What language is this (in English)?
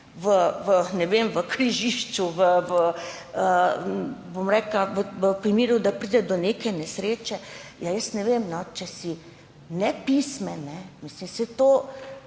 Slovenian